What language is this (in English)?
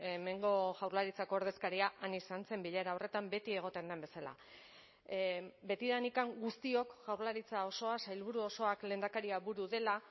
Basque